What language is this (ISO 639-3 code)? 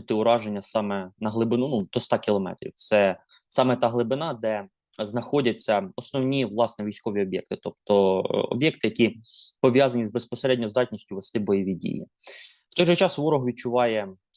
ukr